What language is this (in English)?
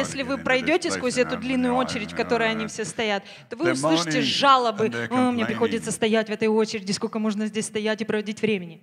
Russian